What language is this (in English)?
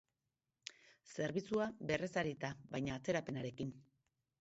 Basque